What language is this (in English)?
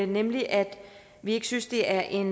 Danish